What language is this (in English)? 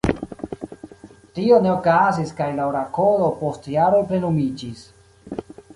Esperanto